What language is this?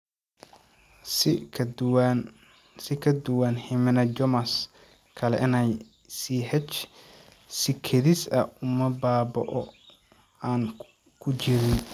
Somali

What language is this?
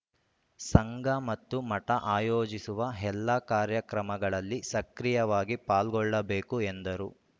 Kannada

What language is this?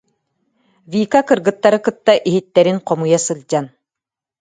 Yakut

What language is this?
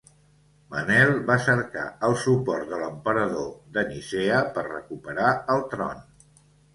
Catalan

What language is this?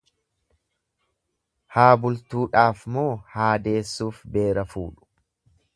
Oromo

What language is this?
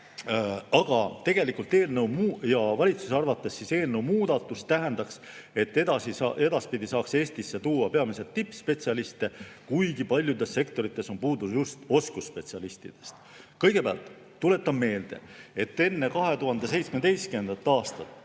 Estonian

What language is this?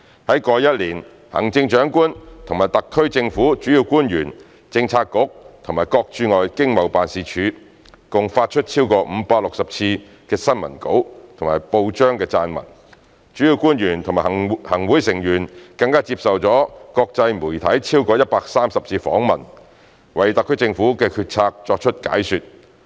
Cantonese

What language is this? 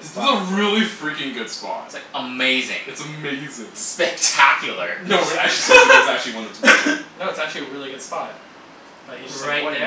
English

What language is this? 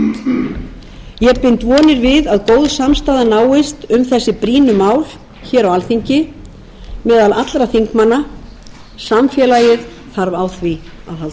Icelandic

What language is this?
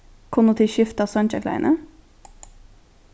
Faroese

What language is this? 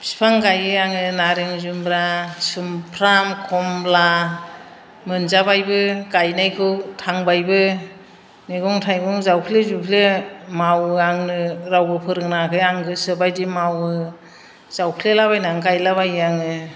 Bodo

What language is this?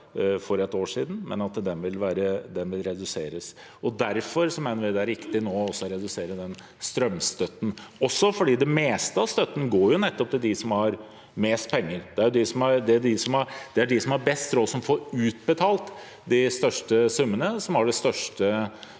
Norwegian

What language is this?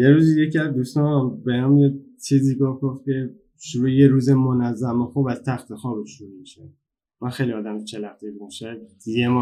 Persian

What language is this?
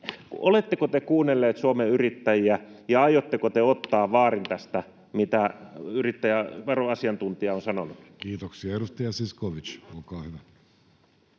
Finnish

